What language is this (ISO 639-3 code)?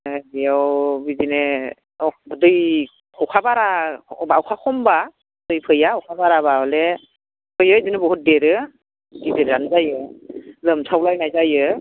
brx